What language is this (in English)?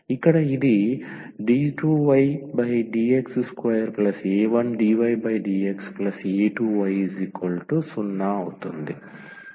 Telugu